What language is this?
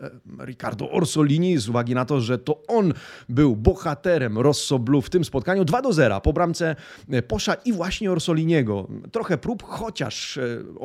Polish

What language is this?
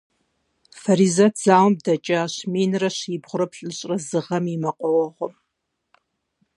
Kabardian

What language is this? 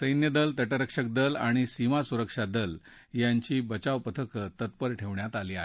Marathi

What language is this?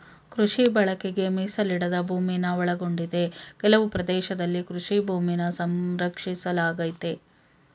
Kannada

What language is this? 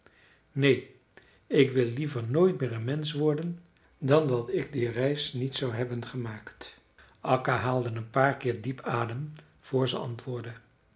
Dutch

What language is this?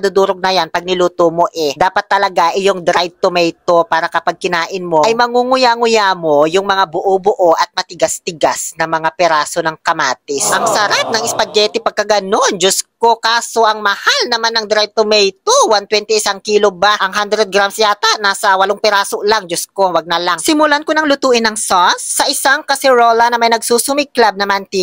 Filipino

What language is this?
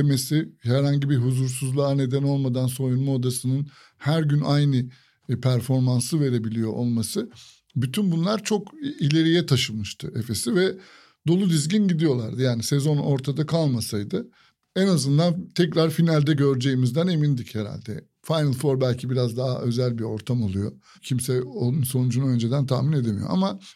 Turkish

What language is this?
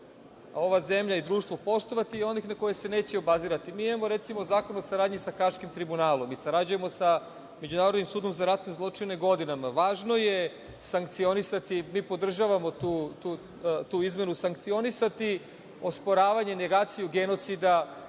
Serbian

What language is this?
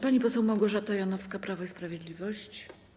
Polish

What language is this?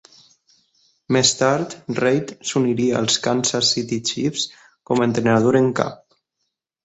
Catalan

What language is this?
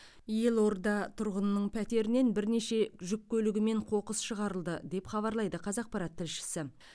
Kazakh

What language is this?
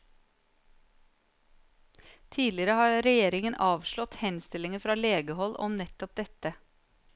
Norwegian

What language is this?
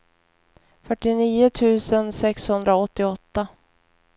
Swedish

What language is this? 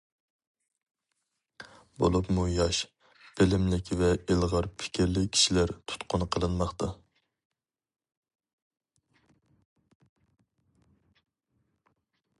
Uyghur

